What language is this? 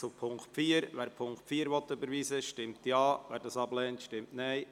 Swiss German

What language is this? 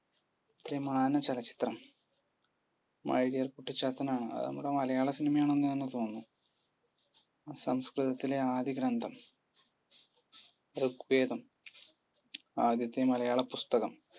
Malayalam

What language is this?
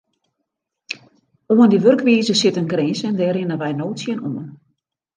Western Frisian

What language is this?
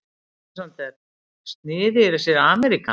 Icelandic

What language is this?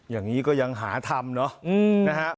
Thai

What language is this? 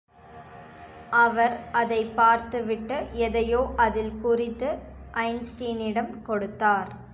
Tamil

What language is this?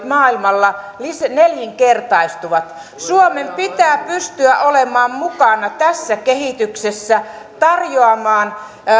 Finnish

